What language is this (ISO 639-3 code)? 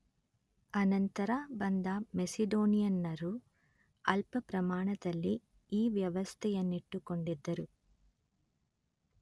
kan